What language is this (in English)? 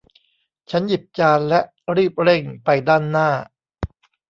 Thai